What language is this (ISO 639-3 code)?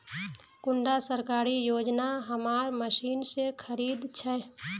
mag